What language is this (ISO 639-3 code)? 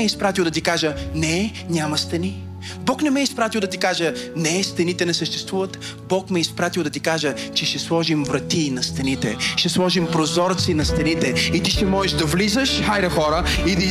bul